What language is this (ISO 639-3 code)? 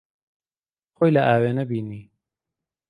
ckb